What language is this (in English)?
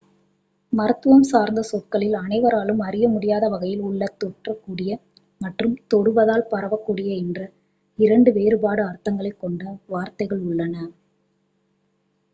Tamil